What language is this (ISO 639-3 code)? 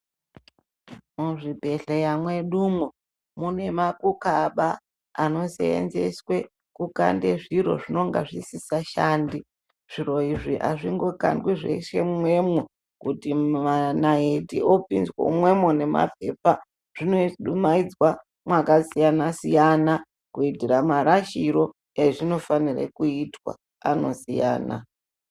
ndc